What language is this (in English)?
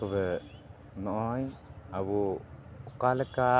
Santali